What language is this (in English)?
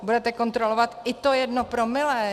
Czech